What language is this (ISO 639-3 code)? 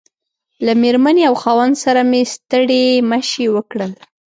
pus